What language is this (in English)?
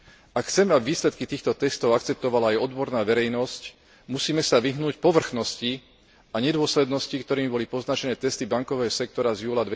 Slovak